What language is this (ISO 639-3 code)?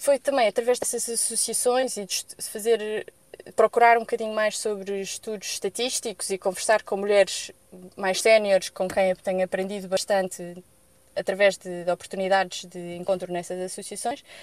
por